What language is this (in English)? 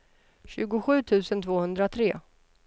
Swedish